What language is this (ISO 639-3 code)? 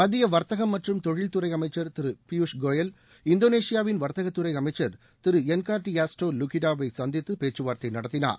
tam